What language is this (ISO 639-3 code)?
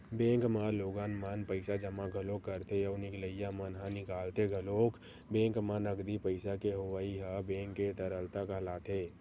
hne